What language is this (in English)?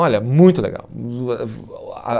Portuguese